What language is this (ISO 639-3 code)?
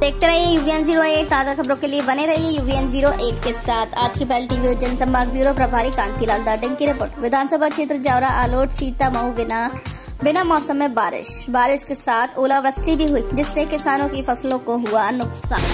hin